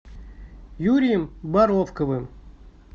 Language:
Russian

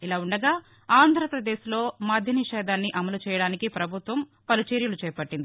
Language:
Telugu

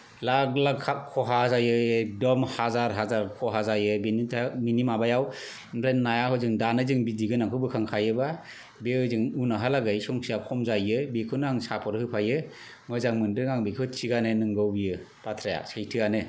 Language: Bodo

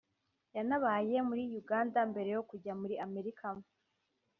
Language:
Kinyarwanda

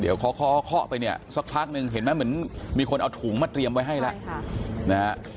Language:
Thai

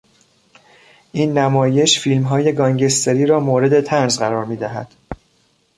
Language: Persian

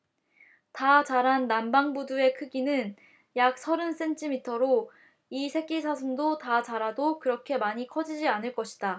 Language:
Korean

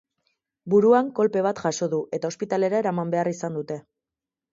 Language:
Basque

